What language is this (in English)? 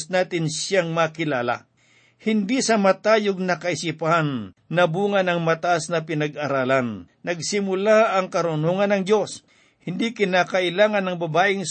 Filipino